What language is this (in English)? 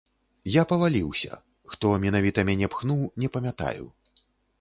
Belarusian